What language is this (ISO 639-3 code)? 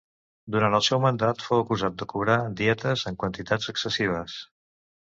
cat